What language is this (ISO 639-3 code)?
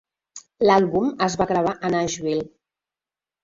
cat